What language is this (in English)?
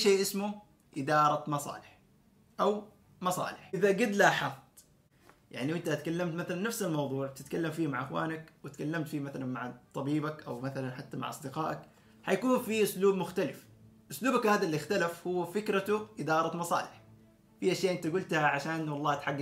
Arabic